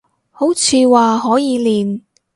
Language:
Cantonese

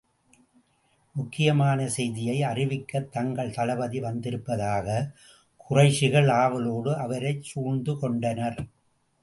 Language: Tamil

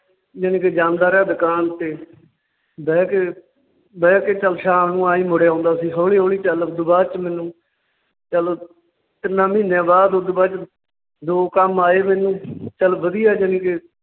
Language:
Punjabi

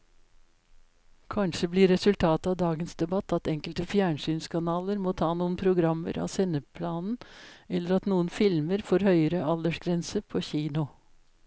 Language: Norwegian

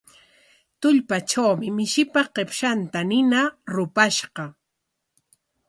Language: Corongo Ancash Quechua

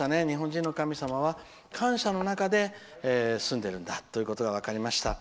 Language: Japanese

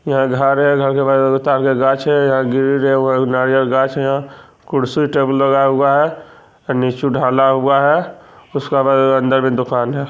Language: Magahi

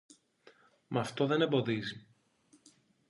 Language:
Greek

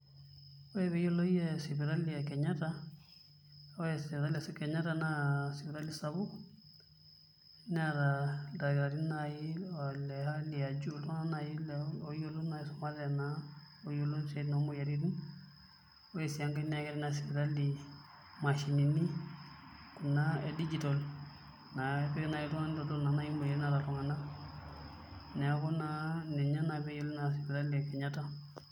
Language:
Masai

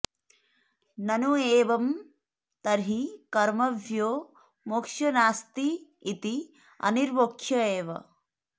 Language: Sanskrit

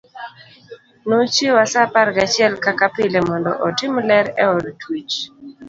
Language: Luo (Kenya and Tanzania)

